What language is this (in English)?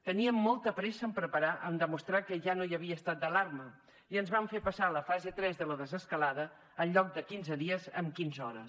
Catalan